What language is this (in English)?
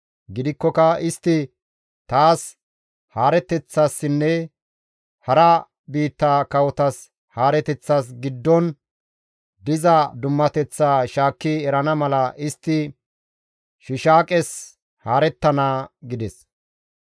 Gamo